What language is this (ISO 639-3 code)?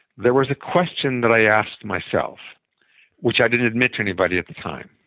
eng